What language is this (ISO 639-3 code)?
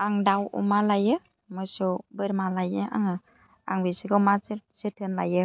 brx